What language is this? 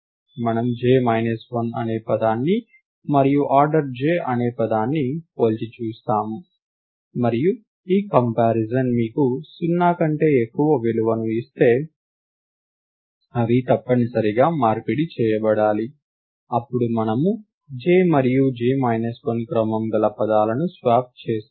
Telugu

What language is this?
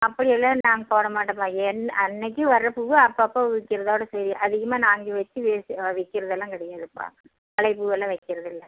Tamil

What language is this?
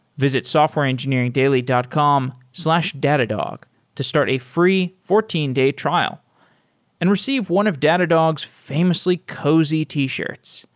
English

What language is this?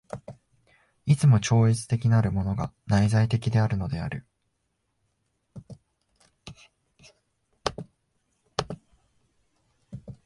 Japanese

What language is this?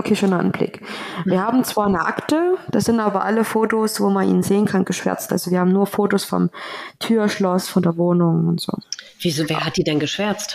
German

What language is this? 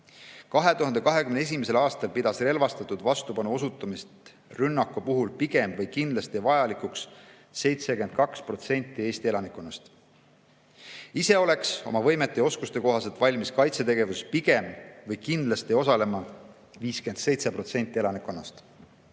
Estonian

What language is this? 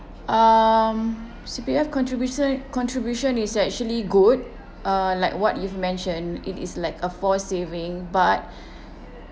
English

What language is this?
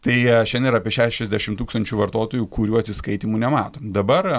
Lithuanian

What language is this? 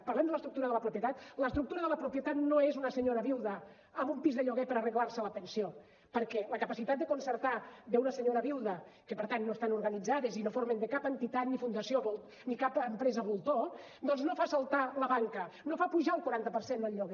Catalan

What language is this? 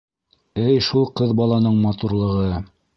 Bashkir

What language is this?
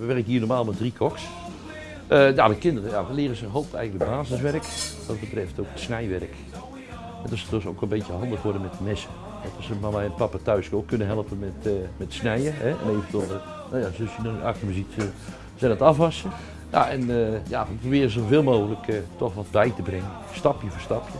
Dutch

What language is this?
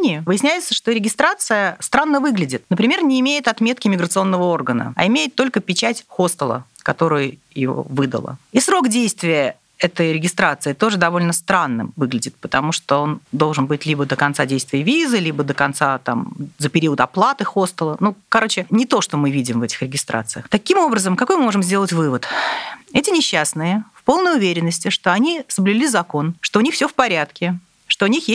Russian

